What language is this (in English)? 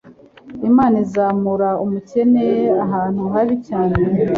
Kinyarwanda